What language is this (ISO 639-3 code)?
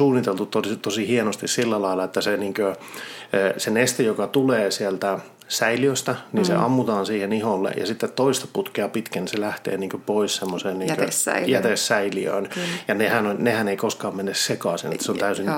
fin